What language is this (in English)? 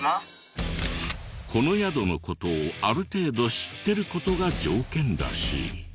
Japanese